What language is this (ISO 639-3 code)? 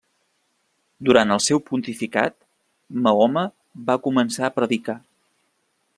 cat